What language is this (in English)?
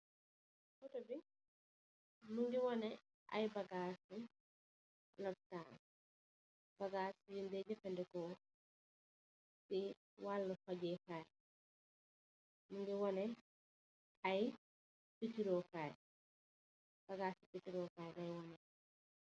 Wolof